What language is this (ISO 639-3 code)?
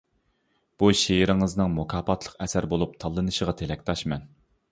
uig